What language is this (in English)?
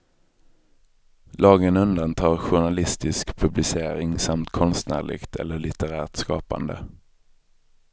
Swedish